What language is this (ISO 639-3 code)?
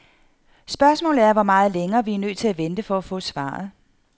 dan